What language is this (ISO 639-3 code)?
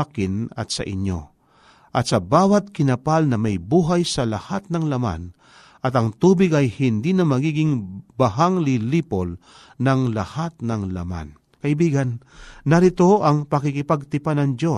fil